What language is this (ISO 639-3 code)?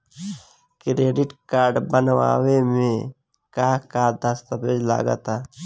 bho